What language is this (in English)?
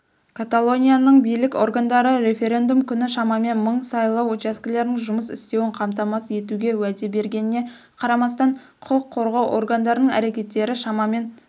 Kazakh